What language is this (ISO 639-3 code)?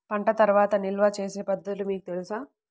tel